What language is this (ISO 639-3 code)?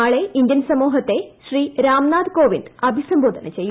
mal